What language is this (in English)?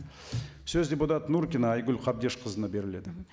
Kazakh